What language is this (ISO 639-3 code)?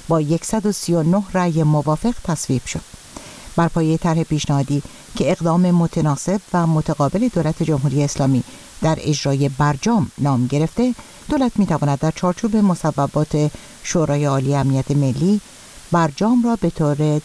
fas